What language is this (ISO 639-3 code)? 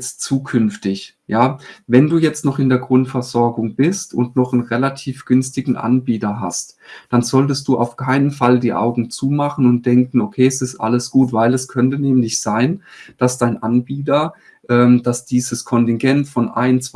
deu